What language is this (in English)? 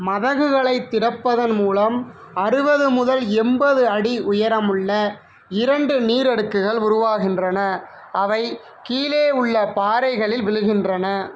Tamil